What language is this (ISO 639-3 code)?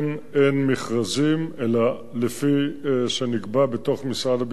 heb